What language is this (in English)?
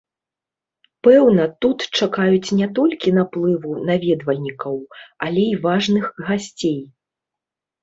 Belarusian